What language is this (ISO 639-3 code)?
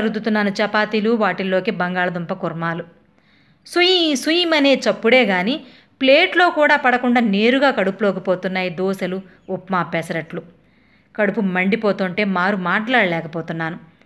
tel